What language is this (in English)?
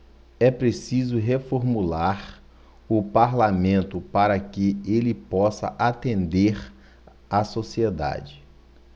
Portuguese